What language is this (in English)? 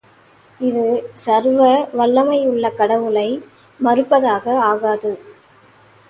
Tamil